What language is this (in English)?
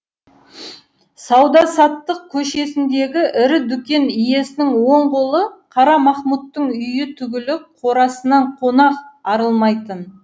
Kazakh